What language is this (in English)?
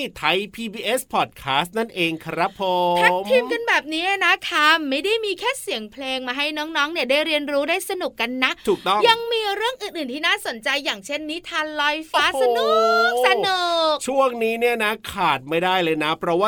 Thai